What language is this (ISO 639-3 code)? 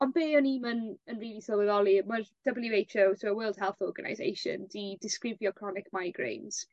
cym